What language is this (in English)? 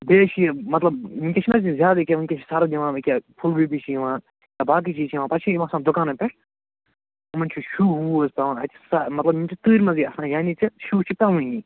Kashmiri